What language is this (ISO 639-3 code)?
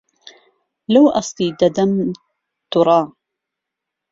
ckb